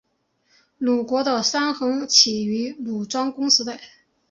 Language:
Chinese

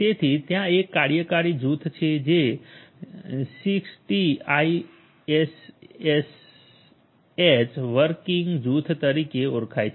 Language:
Gujarati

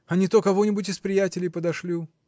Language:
Russian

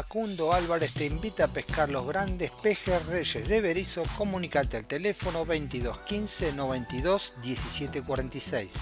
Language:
Spanish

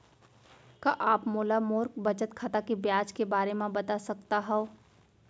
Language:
Chhattisgarhi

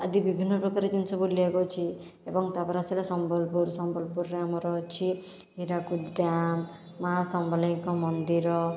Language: Odia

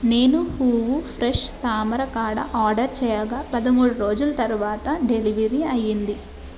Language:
Telugu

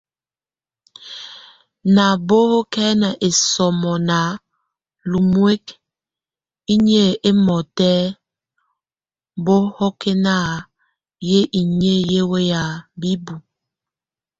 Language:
Tunen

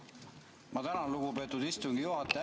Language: Estonian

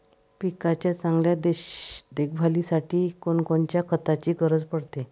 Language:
Marathi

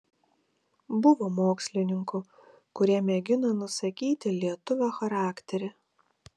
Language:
Lithuanian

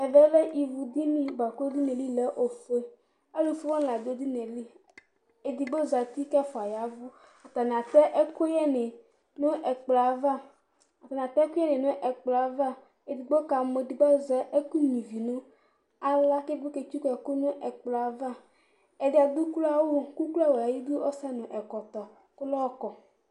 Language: Ikposo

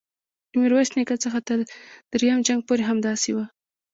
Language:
Pashto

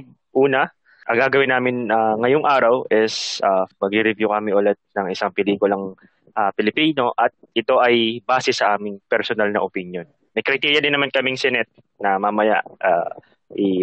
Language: Filipino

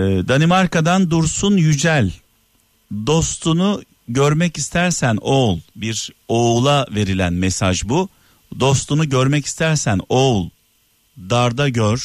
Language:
Turkish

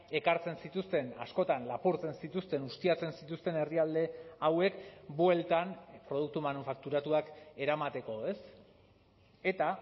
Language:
Basque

